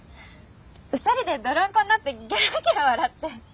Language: Japanese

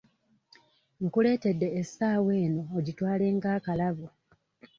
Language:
Ganda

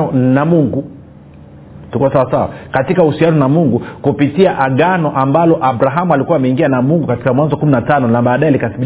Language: Swahili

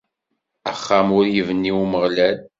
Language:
Kabyle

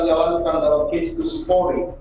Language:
Indonesian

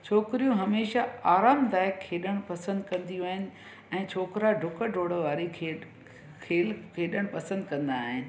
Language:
Sindhi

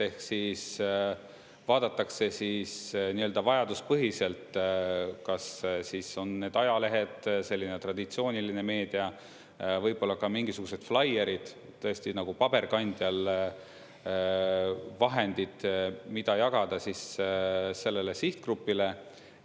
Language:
Estonian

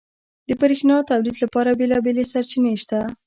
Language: Pashto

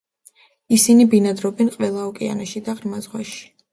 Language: Georgian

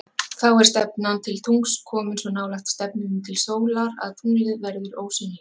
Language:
Icelandic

